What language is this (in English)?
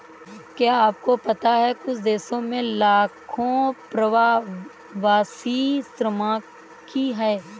Hindi